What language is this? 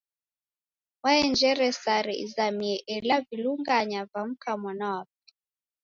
Taita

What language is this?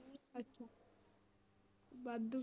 Punjabi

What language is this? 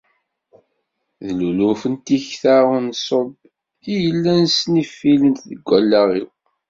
Kabyle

